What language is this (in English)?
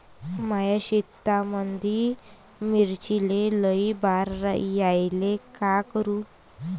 Marathi